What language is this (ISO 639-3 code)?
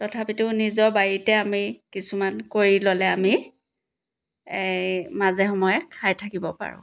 asm